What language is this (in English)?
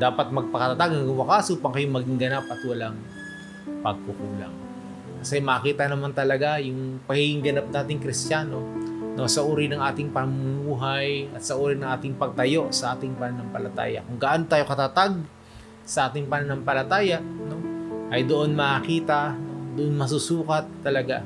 Filipino